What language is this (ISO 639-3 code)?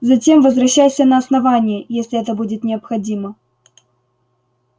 rus